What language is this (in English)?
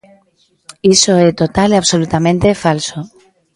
Galician